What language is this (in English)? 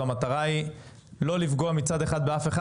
Hebrew